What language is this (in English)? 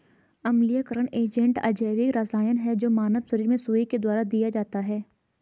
Hindi